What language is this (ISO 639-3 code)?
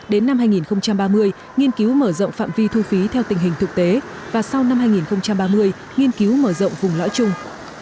vie